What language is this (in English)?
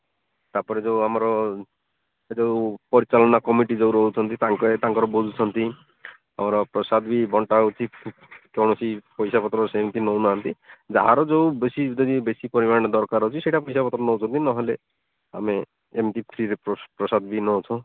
Odia